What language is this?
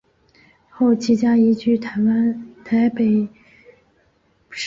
Chinese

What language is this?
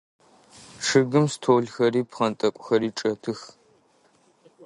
Adyghe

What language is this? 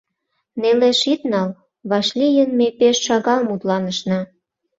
Mari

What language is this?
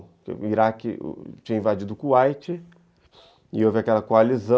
Portuguese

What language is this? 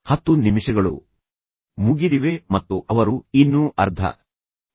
Kannada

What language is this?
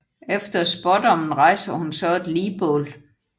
Danish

